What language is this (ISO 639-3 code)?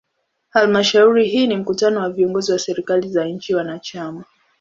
swa